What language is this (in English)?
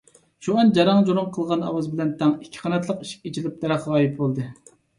Uyghur